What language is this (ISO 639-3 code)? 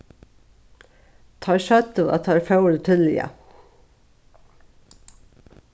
fao